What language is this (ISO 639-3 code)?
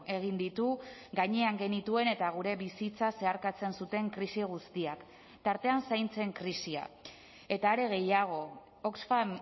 eus